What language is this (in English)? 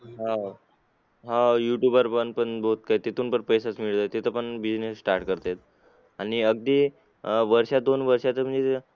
Marathi